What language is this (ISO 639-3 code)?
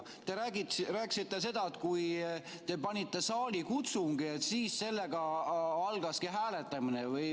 est